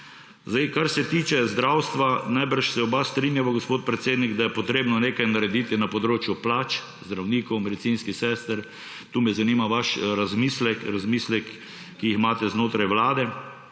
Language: Slovenian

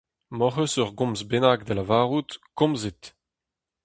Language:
Breton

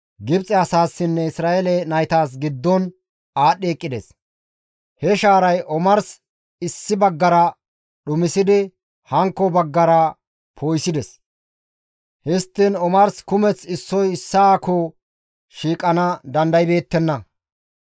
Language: Gamo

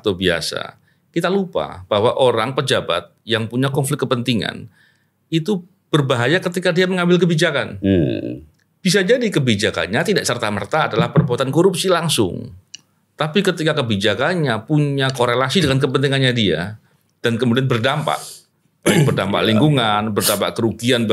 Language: Indonesian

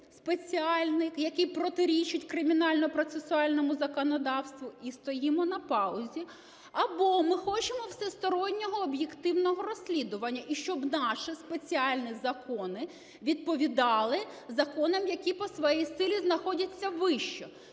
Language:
Ukrainian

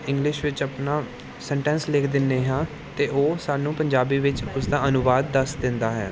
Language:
Punjabi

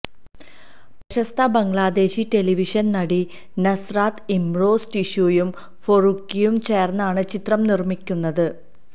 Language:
Malayalam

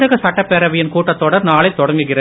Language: Tamil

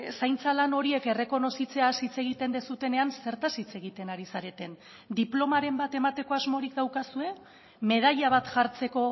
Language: Basque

